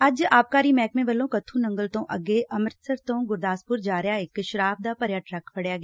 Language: Punjabi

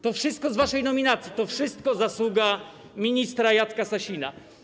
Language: Polish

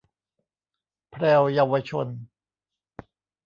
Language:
Thai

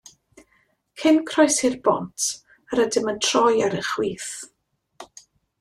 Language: Welsh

